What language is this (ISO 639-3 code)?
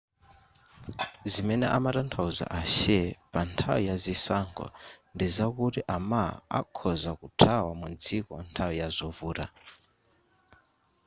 nya